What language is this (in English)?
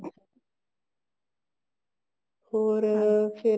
Punjabi